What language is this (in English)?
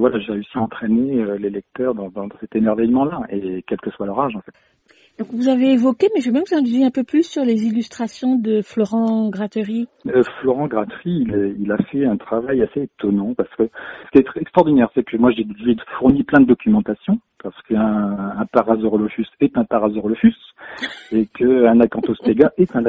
French